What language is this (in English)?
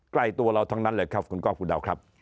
Thai